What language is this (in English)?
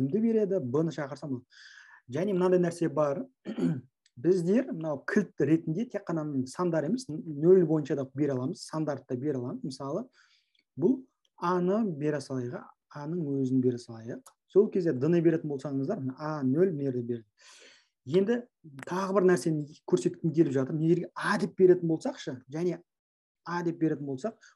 Turkish